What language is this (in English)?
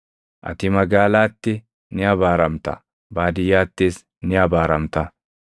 Oromo